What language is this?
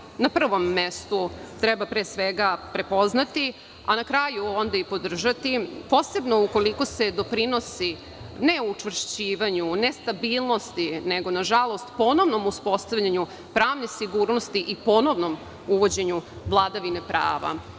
Serbian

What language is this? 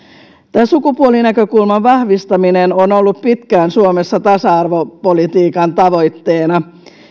Finnish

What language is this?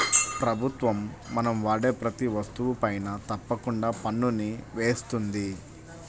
Telugu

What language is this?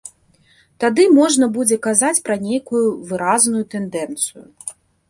Belarusian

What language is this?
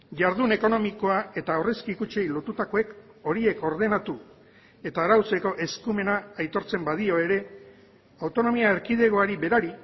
Basque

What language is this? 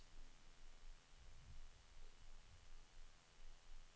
Swedish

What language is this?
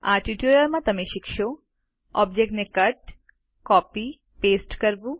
Gujarati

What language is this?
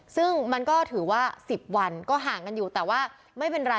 Thai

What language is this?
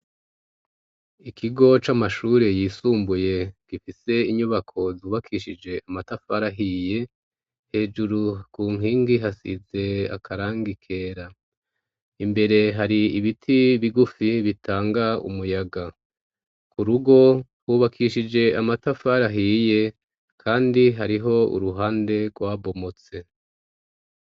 Rundi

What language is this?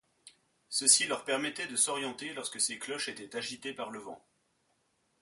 French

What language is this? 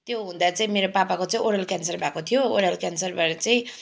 Nepali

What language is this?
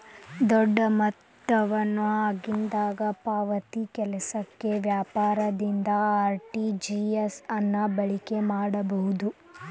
Kannada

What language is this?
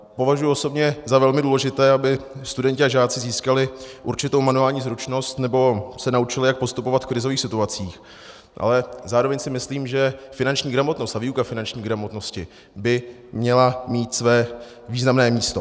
Czech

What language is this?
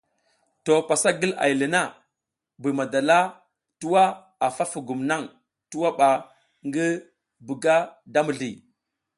South Giziga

